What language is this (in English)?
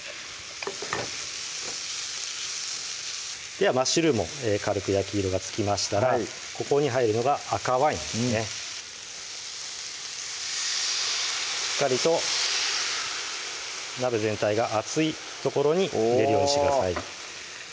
Japanese